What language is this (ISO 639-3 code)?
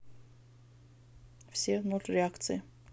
rus